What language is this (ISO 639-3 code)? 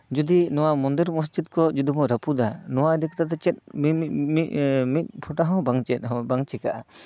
sat